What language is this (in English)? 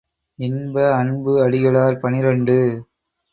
Tamil